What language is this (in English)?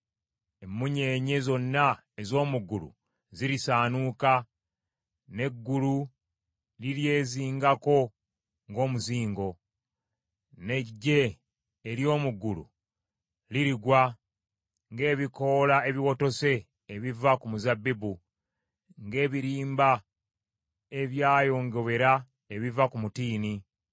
Ganda